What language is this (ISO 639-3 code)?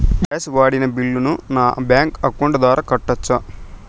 tel